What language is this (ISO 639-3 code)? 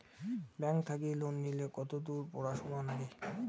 ben